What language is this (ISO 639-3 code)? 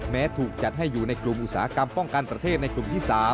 tha